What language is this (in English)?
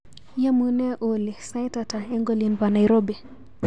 Kalenjin